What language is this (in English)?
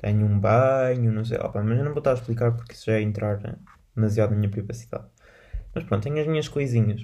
Portuguese